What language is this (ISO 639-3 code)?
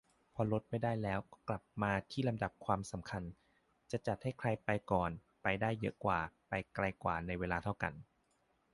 tha